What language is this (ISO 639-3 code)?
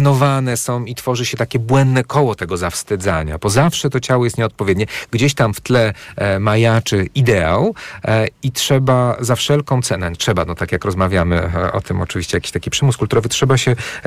pol